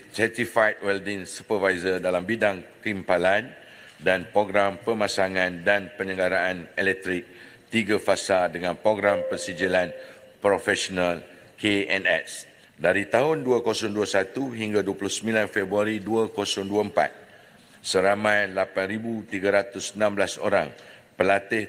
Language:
Malay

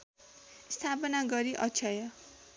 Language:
Nepali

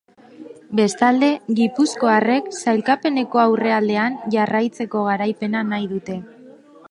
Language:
Basque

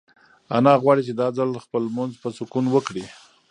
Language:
Pashto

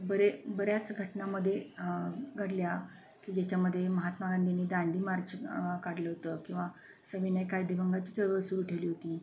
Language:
Marathi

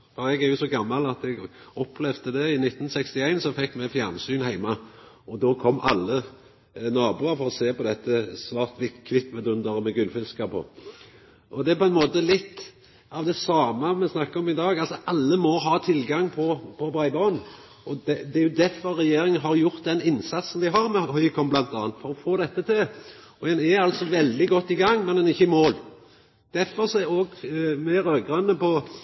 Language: Norwegian Nynorsk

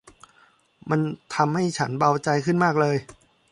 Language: Thai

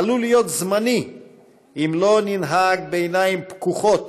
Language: Hebrew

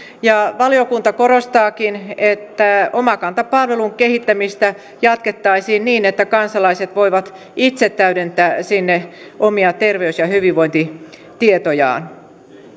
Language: Finnish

